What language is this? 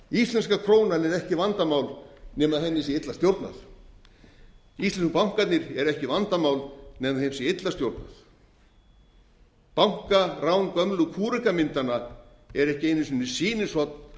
Icelandic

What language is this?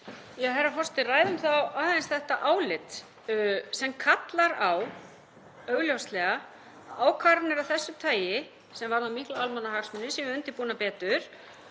Icelandic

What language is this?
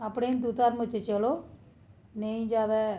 Dogri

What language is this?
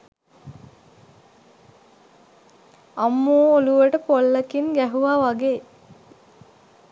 Sinhala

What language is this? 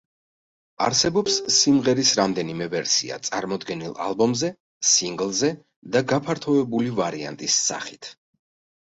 Georgian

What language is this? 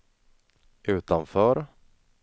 Swedish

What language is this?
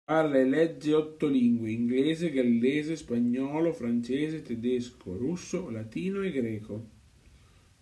Italian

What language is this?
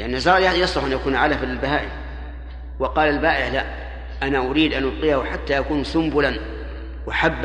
Arabic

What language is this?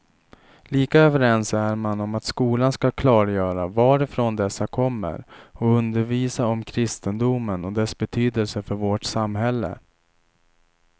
Swedish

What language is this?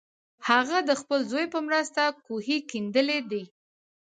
Pashto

